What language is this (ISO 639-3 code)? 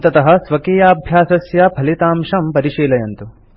san